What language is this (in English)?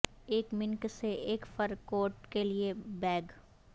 Urdu